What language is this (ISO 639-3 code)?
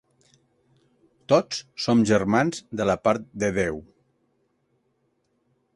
cat